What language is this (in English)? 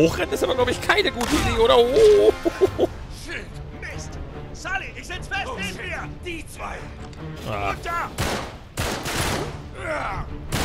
German